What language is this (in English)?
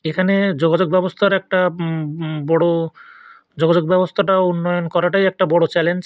Bangla